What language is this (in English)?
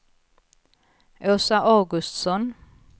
Swedish